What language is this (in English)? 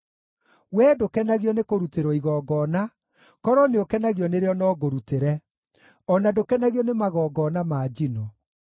Kikuyu